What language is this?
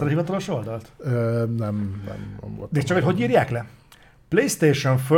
Hungarian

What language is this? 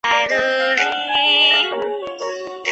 Chinese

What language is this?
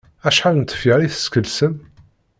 Kabyle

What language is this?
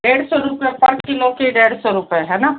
Hindi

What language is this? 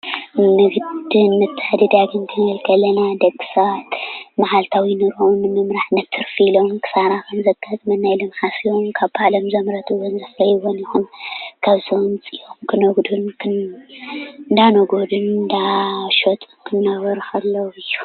Tigrinya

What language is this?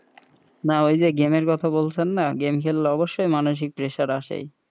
Bangla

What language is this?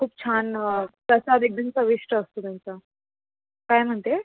Marathi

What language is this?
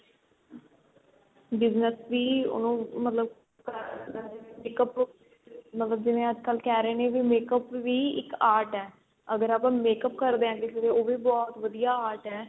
Punjabi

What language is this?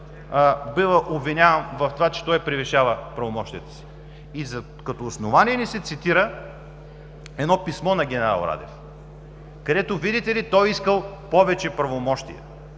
Bulgarian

